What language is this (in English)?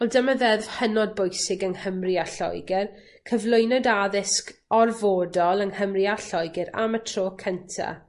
Welsh